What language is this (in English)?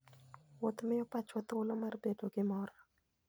Luo (Kenya and Tanzania)